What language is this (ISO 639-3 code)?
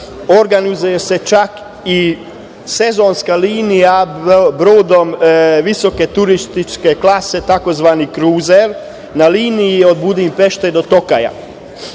srp